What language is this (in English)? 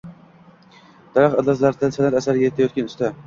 Uzbek